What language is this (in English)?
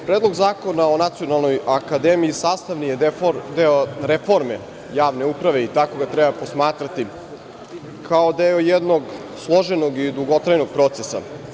Serbian